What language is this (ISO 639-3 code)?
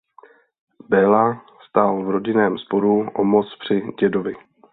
ces